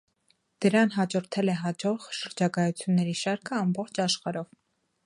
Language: Armenian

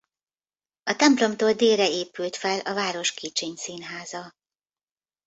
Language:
Hungarian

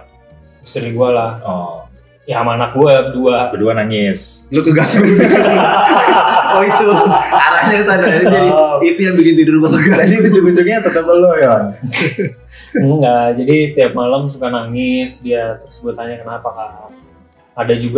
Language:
Indonesian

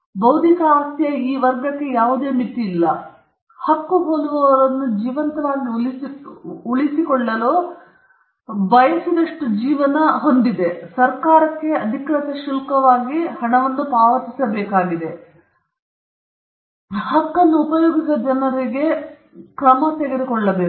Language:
Kannada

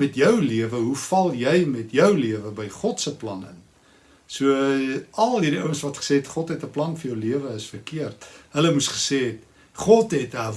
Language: Dutch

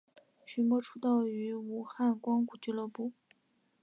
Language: Chinese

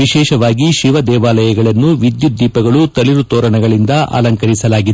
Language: Kannada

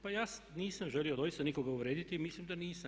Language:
Croatian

